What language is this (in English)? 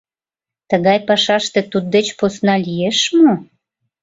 Mari